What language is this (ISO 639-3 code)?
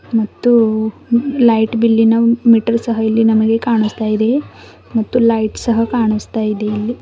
kan